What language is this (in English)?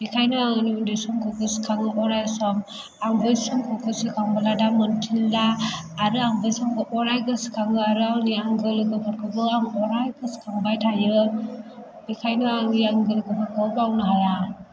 Bodo